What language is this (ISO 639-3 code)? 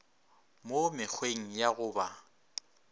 nso